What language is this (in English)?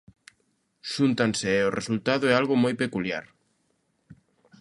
Galician